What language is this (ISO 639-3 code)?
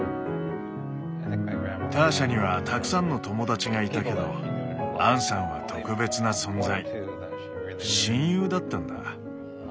jpn